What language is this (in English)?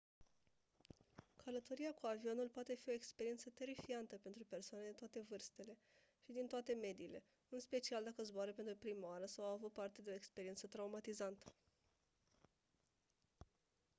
Romanian